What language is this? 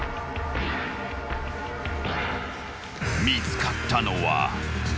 Japanese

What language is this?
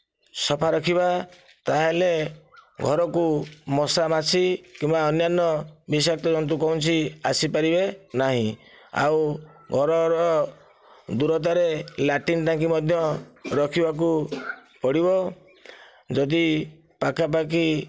Odia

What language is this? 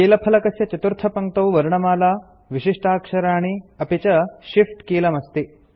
Sanskrit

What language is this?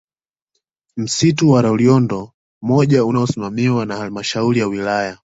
Swahili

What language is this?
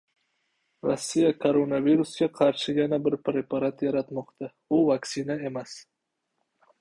Uzbek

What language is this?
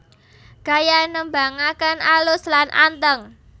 Javanese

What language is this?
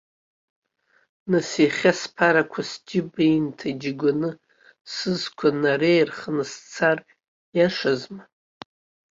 Abkhazian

